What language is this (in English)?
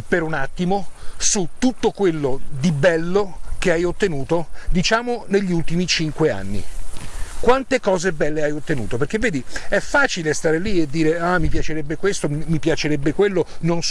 Italian